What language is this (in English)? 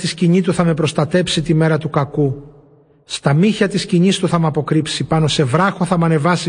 Greek